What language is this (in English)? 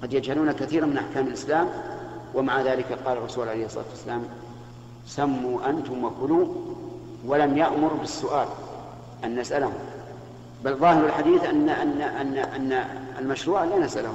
Arabic